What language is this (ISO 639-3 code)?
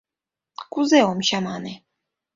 chm